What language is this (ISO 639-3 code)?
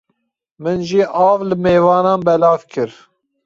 kur